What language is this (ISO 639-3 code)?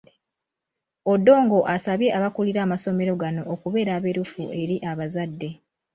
lug